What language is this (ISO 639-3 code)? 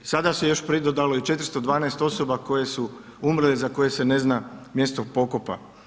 hrv